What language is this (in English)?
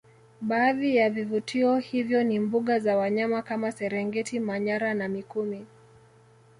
Swahili